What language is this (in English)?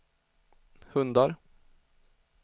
Swedish